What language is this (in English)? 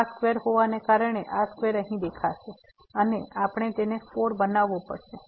Gujarati